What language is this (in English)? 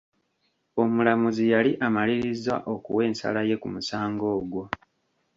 Ganda